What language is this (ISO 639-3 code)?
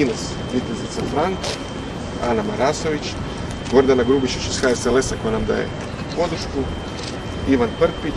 hrv